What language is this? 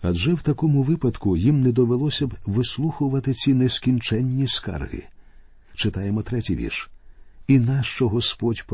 Ukrainian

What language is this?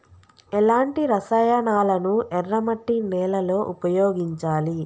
Telugu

